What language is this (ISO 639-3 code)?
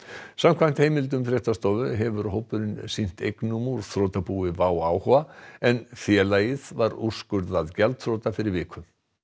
isl